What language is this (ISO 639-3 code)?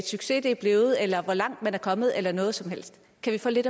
dan